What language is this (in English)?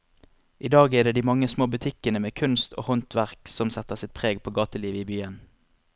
Norwegian